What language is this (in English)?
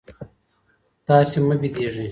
Pashto